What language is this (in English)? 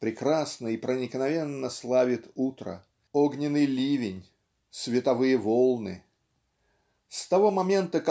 Russian